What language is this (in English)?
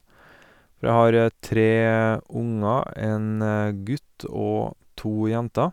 Norwegian